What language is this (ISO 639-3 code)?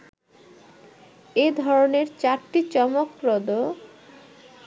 ben